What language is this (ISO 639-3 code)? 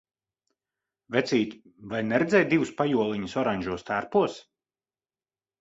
lav